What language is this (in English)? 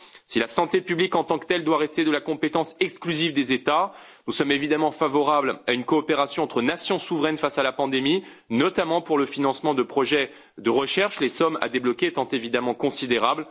French